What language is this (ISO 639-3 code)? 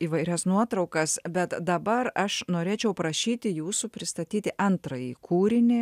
lit